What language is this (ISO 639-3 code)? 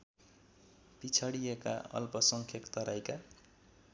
nep